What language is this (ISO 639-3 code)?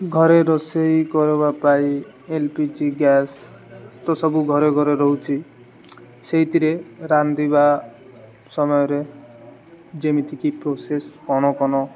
ori